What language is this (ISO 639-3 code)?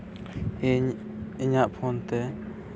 sat